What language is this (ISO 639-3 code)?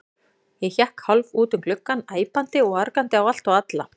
isl